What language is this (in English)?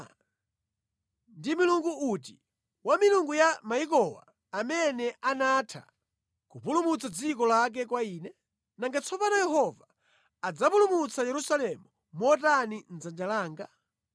Nyanja